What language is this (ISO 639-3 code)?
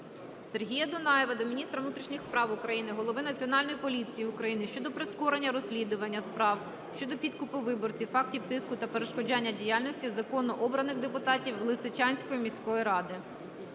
ukr